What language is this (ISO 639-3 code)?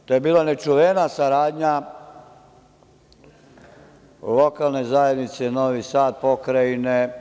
srp